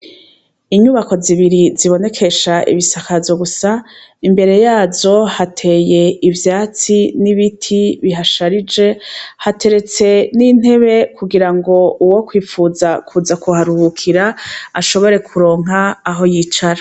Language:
Rundi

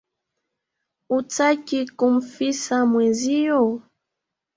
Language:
Swahili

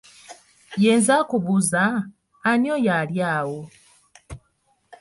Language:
Ganda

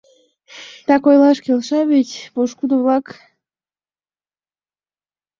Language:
Mari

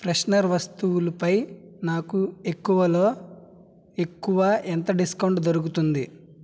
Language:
Telugu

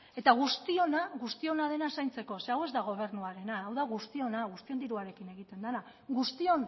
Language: Basque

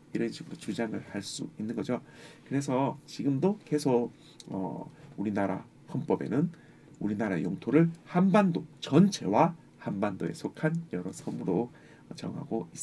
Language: Korean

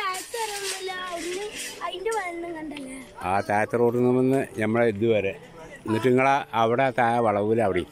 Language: Thai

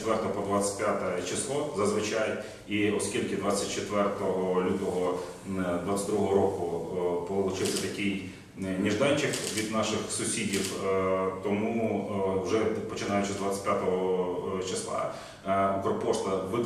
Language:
Ukrainian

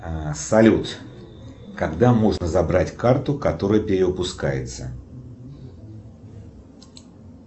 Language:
Russian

